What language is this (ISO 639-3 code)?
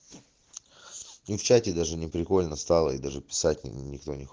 rus